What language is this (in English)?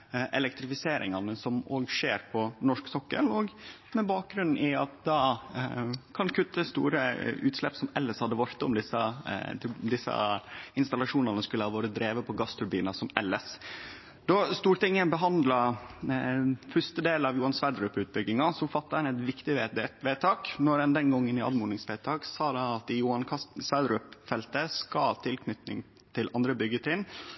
Norwegian Nynorsk